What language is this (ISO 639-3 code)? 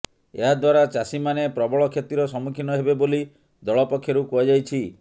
ori